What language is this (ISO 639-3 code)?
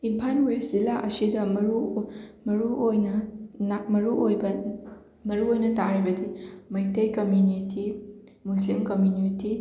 mni